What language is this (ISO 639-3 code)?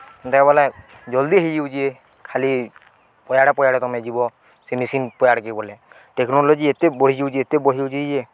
ori